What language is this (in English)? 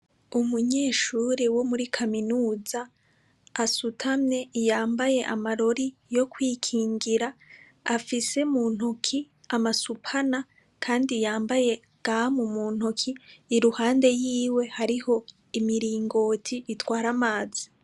Rundi